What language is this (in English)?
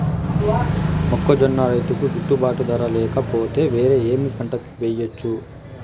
Telugu